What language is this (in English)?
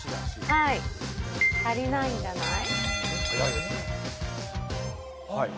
Japanese